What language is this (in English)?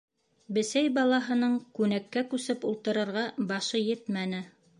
Bashkir